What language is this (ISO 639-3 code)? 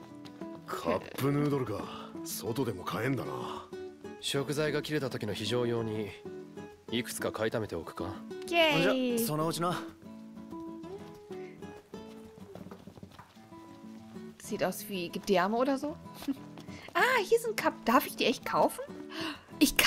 deu